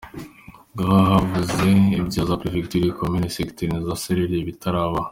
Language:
Kinyarwanda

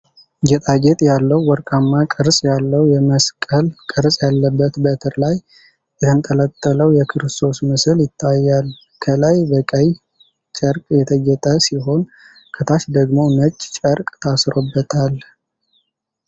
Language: Amharic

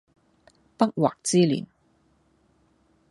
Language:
Cantonese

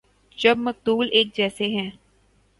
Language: Urdu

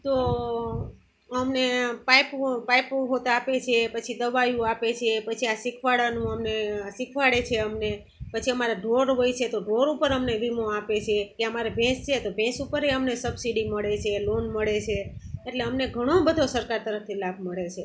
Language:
Gujarati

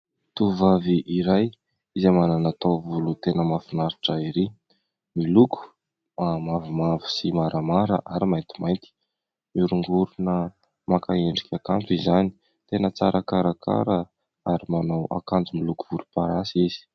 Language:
Malagasy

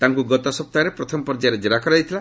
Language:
Odia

